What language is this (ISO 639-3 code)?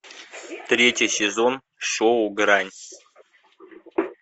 rus